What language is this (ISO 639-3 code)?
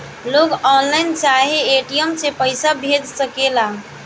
bho